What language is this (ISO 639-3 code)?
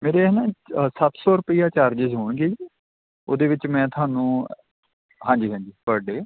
pan